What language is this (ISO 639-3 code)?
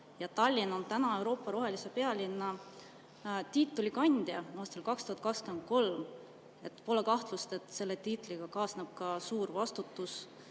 est